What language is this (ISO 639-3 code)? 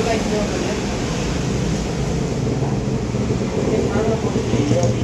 ind